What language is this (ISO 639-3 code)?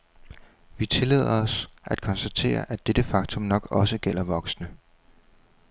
dan